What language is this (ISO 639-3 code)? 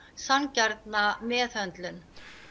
isl